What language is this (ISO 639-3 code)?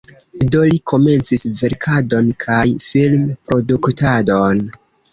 epo